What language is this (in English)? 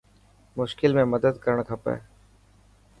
Dhatki